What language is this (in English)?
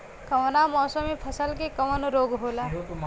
Bhojpuri